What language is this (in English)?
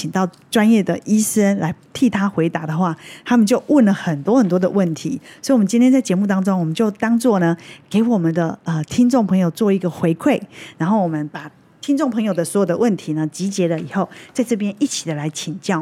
Chinese